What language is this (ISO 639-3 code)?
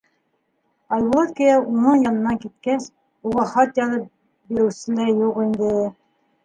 bak